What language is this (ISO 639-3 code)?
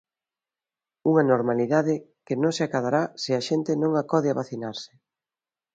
glg